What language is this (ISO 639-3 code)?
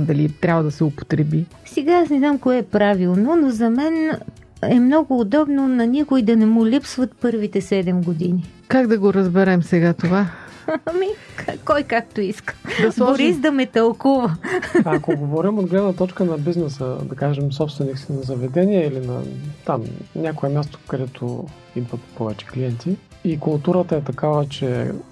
bul